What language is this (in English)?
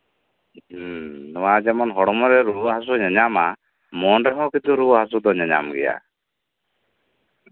Santali